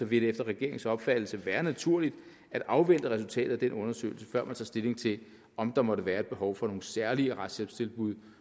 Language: Danish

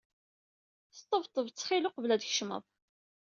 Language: Kabyle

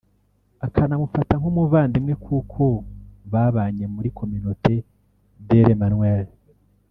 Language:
Kinyarwanda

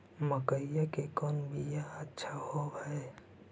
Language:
Magahi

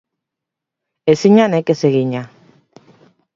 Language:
Basque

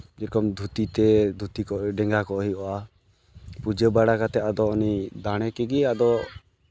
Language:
Santali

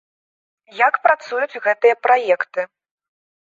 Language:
Belarusian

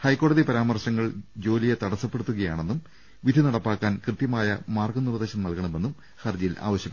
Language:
Malayalam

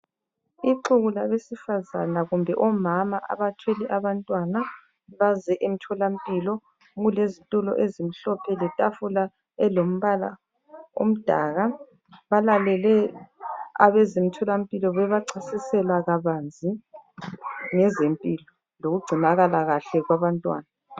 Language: North Ndebele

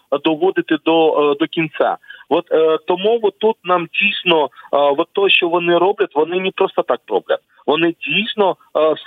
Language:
Ukrainian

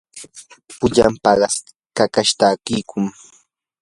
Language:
Yanahuanca Pasco Quechua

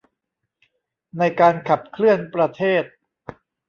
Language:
Thai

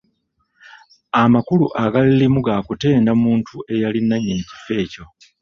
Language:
Ganda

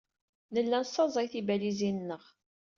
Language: Kabyle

